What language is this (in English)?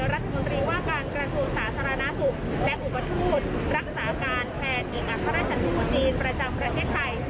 Thai